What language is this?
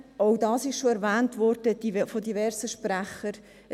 Swiss German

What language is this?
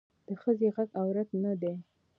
Pashto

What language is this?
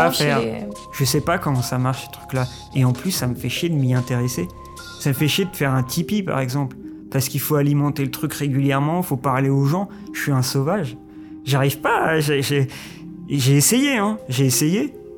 French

